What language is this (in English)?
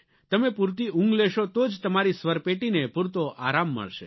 Gujarati